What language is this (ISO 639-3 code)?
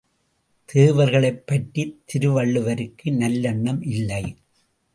tam